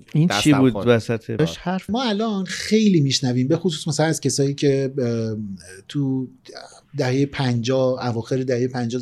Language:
Persian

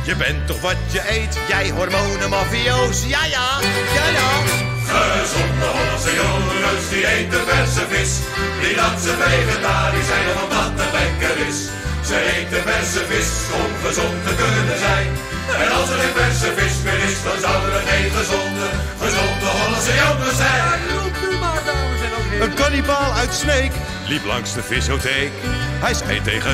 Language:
Dutch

